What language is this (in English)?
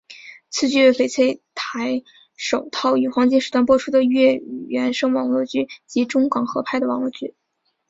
Chinese